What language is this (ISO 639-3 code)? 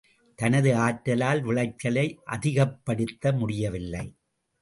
tam